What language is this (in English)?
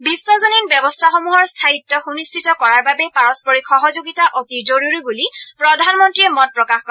Assamese